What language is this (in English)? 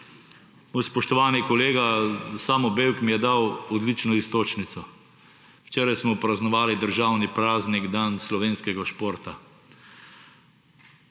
Slovenian